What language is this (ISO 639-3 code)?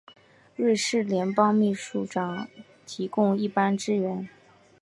zho